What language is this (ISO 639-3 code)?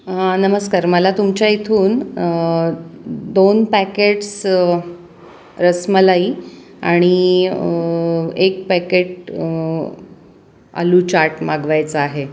mar